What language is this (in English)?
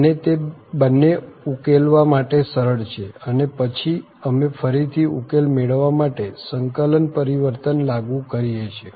Gujarati